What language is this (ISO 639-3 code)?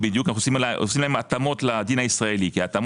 heb